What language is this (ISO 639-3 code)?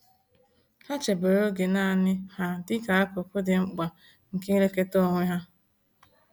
ibo